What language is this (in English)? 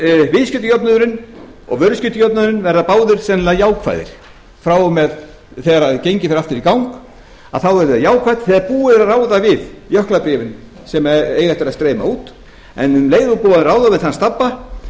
Icelandic